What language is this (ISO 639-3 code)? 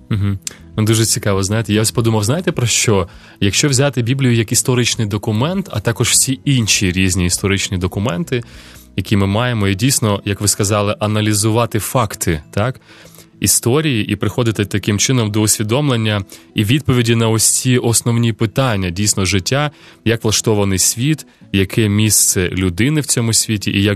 ukr